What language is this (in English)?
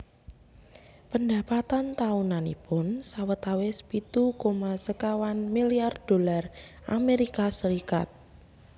Javanese